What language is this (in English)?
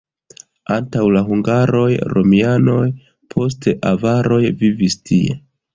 Esperanto